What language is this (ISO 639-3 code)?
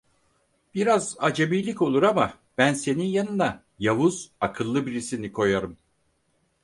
tur